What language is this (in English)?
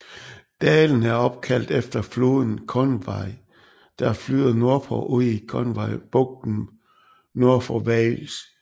Danish